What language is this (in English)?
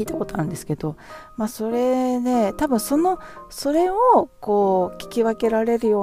Japanese